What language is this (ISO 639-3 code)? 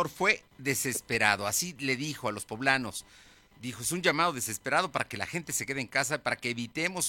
spa